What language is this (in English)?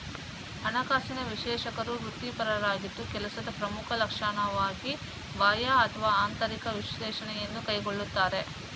Kannada